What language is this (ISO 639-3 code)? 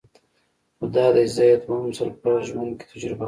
pus